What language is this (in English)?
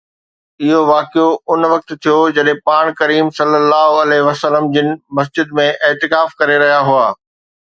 Sindhi